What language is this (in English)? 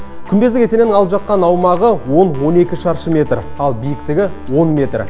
Kazakh